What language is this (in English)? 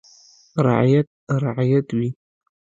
Pashto